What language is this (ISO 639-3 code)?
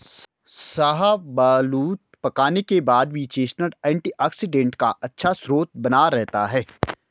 hin